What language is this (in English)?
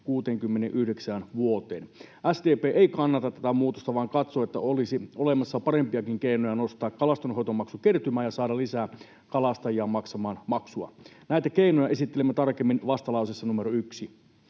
Finnish